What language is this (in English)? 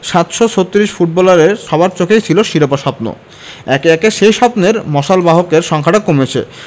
Bangla